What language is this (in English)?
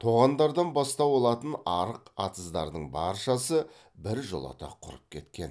Kazakh